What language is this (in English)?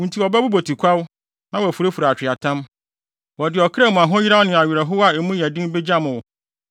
Akan